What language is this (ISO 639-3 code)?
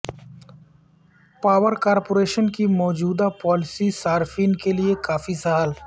urd